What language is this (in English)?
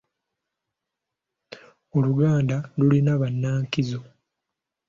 Ganda